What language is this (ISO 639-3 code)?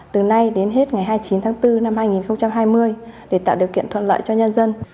vie